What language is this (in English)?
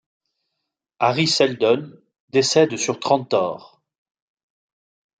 French